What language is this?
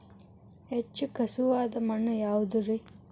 Kannada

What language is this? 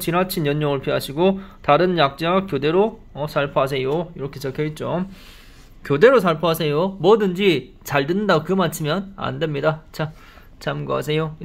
Korean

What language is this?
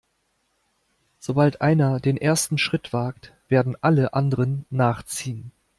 German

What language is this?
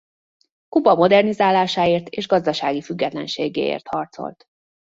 Hungarian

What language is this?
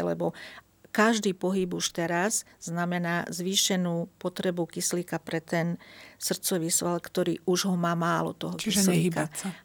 Slovak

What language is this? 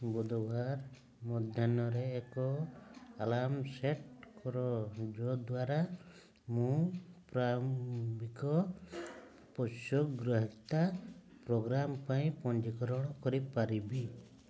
Odia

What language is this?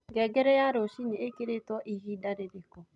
Kikuyu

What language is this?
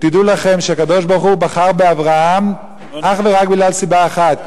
Hebrew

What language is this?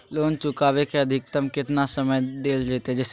Magahi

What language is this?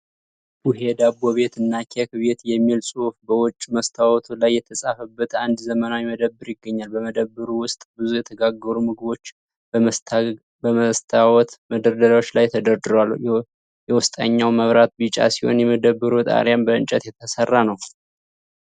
Amharic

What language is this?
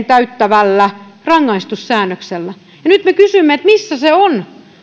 Finnish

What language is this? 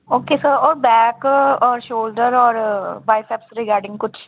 Punjabi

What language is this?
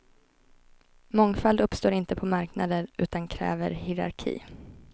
Swedish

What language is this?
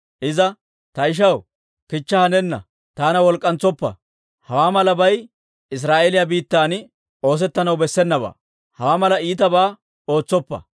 Dawro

